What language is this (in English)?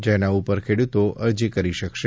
Gujarati